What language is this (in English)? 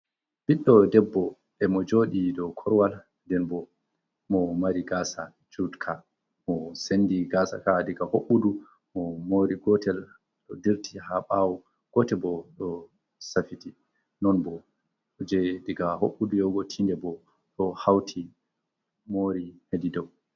Fula